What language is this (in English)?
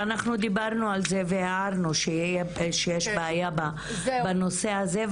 Hebrew